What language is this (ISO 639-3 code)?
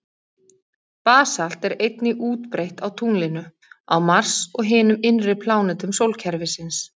isl